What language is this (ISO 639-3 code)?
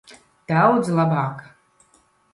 lav